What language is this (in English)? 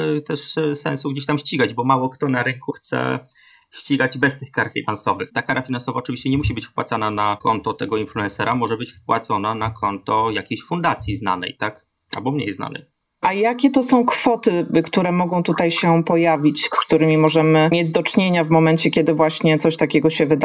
Polish